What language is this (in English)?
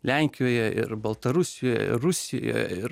Lithuanian